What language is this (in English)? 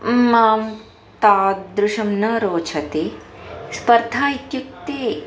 Sanskrit